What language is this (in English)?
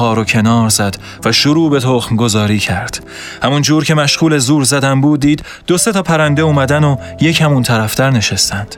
Persian